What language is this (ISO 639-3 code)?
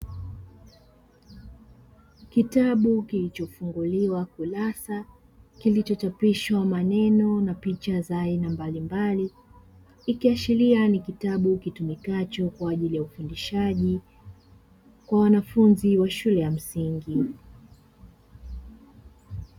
swa